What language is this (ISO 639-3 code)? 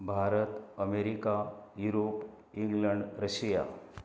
kok